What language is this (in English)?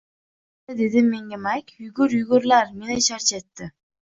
Uzbek